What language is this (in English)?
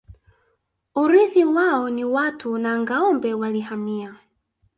Swahili